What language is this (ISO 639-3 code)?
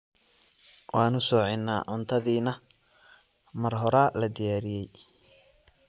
som